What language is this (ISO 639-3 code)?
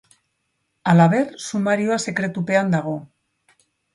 eus